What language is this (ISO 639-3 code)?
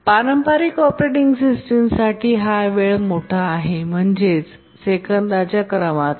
mar